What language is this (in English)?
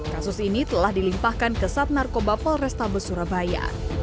Indonesian